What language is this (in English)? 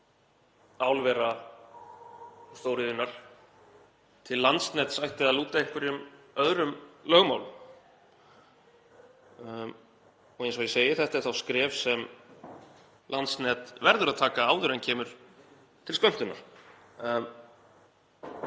Icelandic